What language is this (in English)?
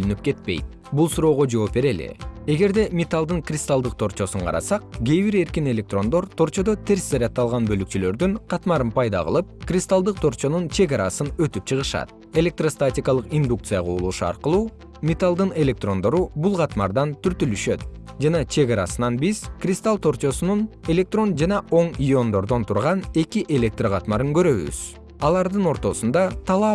Kyrgyz